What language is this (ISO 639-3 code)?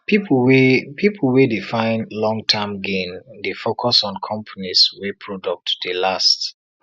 pcm